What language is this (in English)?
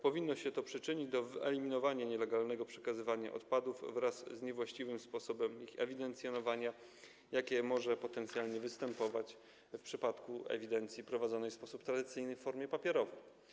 Polish